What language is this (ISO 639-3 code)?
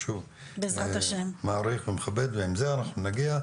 heb